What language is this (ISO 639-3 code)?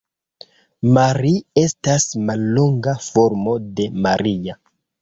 epo